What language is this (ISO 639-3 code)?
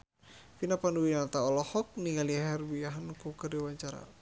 sun